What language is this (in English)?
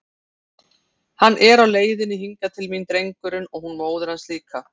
Icelandic